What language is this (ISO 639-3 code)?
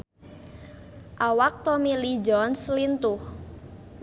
sun